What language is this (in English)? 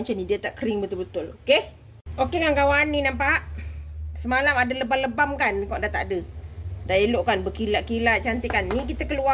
Malay